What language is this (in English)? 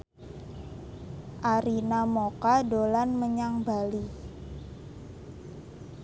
Javanese